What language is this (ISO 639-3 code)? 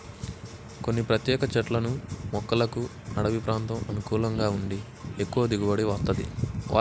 tel